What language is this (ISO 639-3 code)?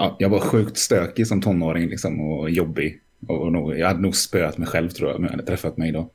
swe